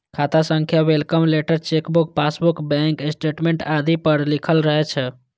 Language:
Maithili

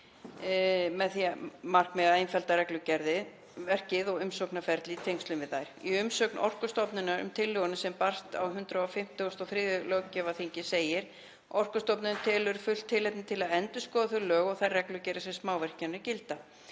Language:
Icelandic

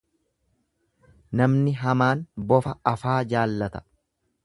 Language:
Oromo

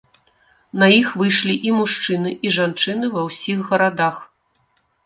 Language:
Belarusian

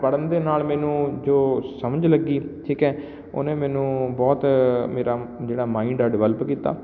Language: Punjabi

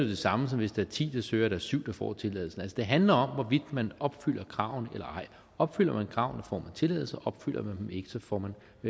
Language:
Danish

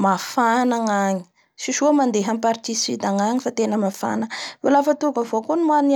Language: Bara Malagasy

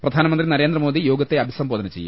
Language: Malayalam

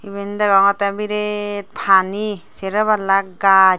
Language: Chakma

